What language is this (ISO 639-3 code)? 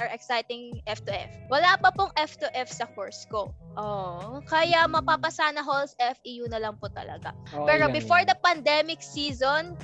fil